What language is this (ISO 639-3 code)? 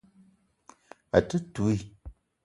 eto